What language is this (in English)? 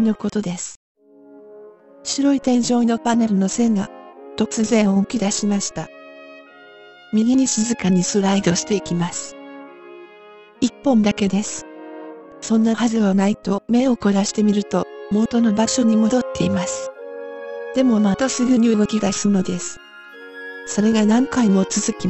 Japanese